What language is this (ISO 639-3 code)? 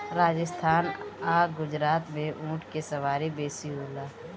bho